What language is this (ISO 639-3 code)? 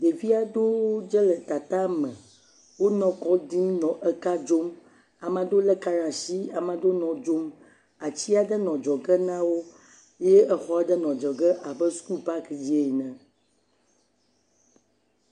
ewe